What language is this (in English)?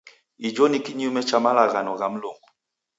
Taita